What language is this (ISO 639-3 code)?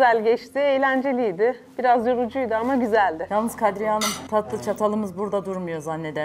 tur